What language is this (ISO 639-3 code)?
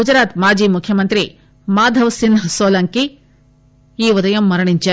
tel